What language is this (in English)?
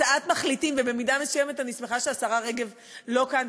Hebrew